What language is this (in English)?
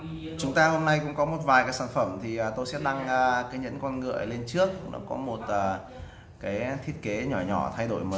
Vietnamese